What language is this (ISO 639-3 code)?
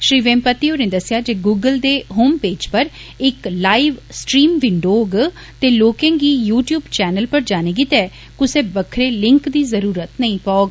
doi